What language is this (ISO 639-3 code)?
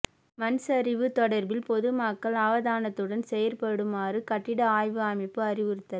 tam